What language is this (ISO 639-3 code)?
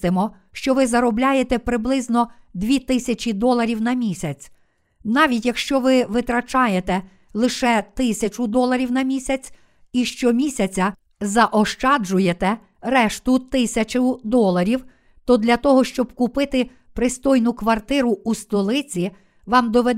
ukr